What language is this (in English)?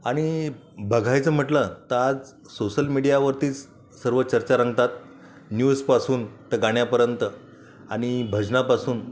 Marathi